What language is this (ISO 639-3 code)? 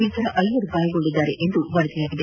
kan